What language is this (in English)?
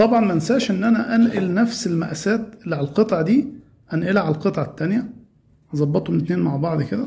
Arabic